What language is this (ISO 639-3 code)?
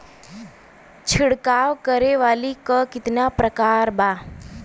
bho